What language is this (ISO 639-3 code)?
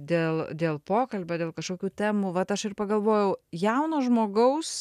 lit